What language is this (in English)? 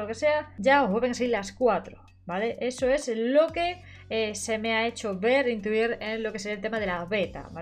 Spanish